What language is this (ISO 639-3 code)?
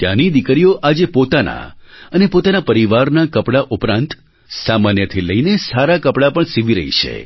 guj